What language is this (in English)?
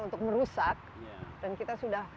Indonesian